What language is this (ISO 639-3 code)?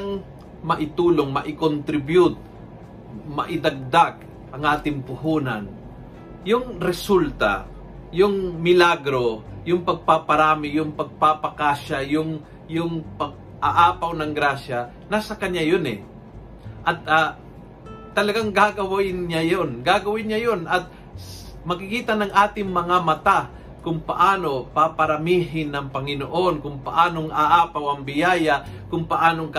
fil